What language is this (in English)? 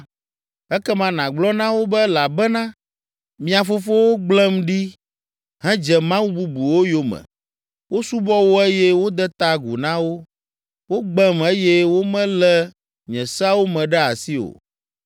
Ewe